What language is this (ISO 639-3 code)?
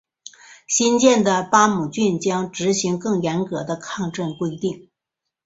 zho